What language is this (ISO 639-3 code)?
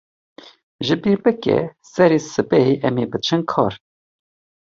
kur